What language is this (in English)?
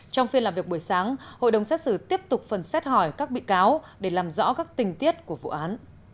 Vietnamese